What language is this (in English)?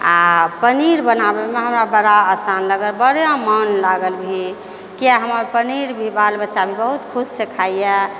Maithili